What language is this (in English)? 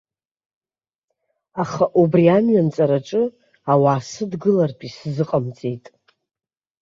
Abkhazian